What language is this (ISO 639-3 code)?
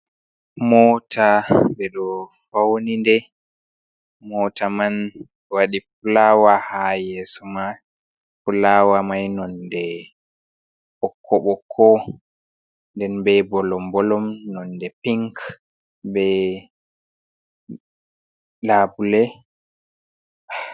ful